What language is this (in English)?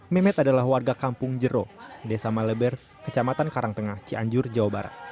Indonesian